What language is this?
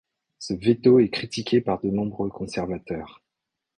French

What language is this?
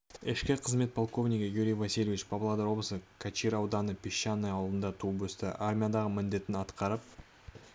Kazakh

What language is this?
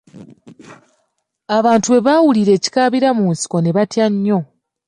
Ganda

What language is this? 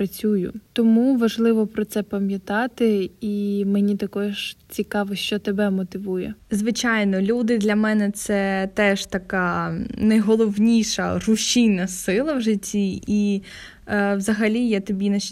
Ukrainian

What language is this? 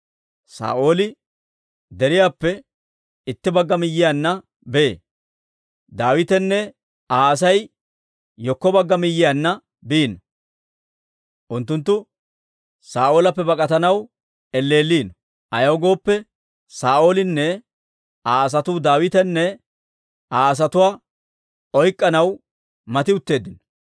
Dawro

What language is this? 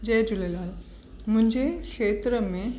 Sindhi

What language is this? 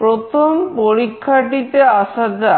Bangla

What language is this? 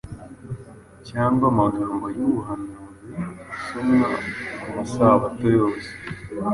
Kinyarwanda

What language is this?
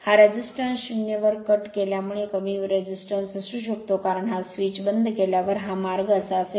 Marathi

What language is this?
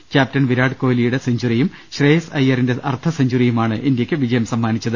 Malayalam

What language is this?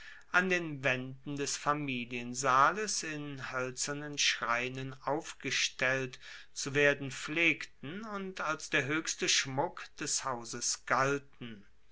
German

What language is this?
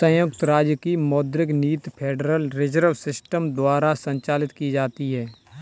Hindi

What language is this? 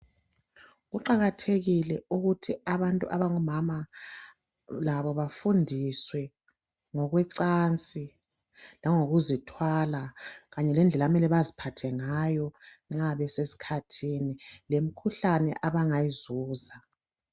North Ndebele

